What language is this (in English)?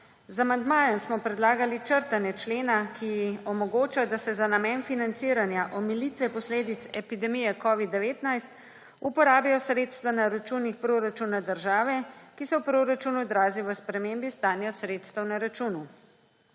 Slovenian